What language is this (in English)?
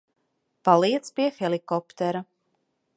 Latvian